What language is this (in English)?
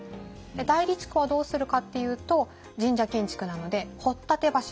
Japanese